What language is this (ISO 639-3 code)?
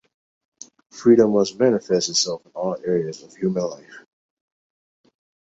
eng